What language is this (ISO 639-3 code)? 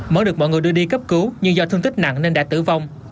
vie